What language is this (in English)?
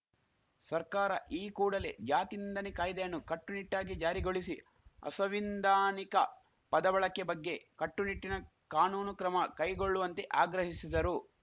Kannada